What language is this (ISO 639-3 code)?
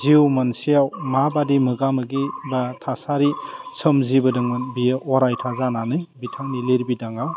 brx